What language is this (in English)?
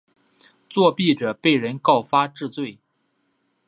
Chinese